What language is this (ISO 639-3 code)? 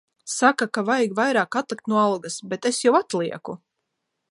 lav